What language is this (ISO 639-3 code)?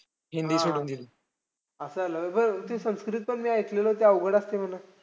mar